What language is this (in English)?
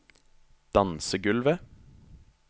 Norwegian